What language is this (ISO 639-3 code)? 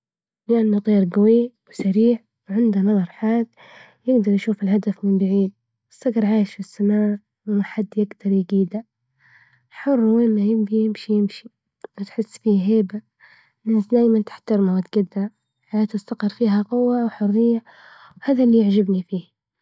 ayl